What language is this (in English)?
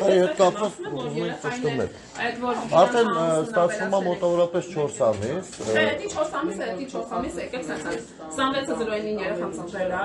Turkish